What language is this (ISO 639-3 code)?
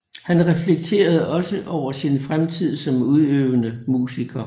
dan